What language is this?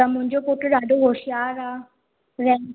Sindhi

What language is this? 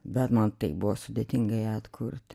Lithuanian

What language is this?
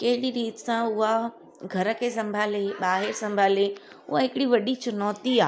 Sindhi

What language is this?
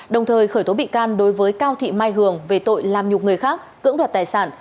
Vietnamese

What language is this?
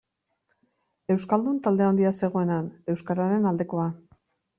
Basque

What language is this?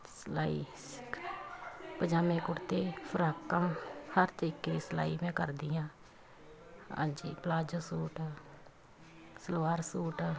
Punjabi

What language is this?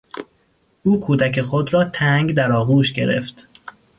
Persian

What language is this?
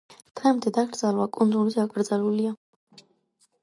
Georgian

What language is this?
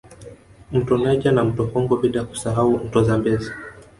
Swahili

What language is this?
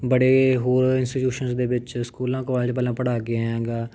Punjabi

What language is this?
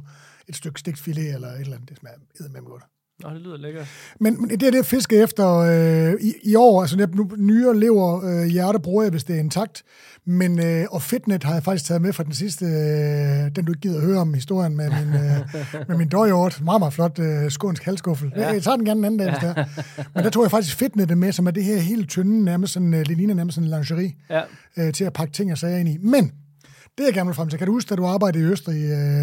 Danish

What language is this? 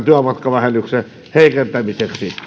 Finnish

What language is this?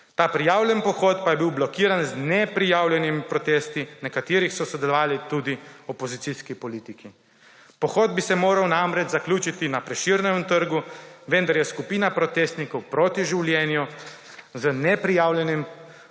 Slovenian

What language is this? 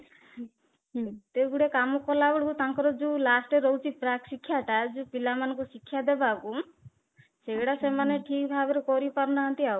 Odia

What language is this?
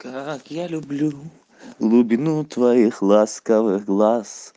Russian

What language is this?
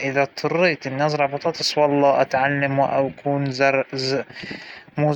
Hijazi Arabic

